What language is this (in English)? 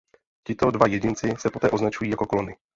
Czech